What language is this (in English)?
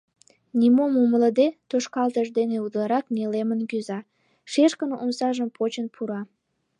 Mari